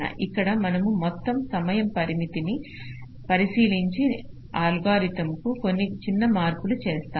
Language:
Telugu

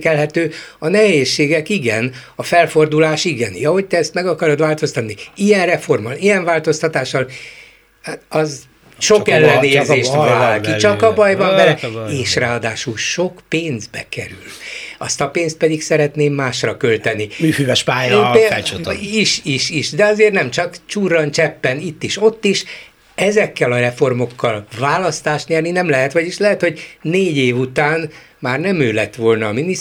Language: Hungarian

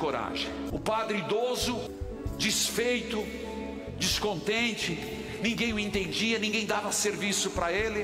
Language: Portuguese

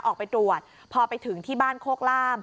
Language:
Thai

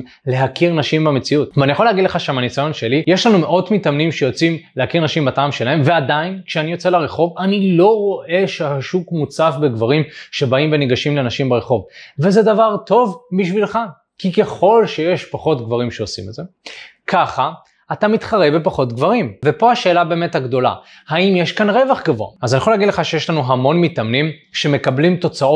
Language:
Hebrew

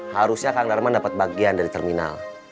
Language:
Indonesian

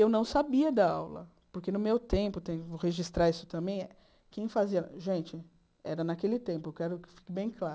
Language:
Portuguese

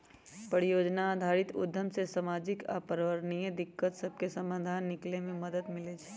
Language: Magahi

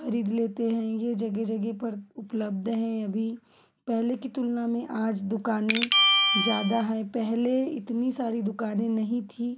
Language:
Hindi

